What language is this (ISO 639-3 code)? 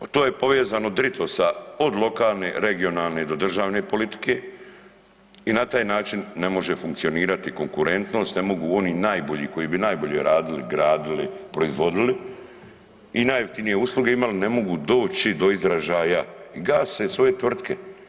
hrv